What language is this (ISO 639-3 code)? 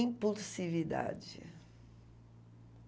por